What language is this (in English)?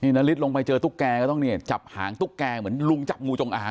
Thai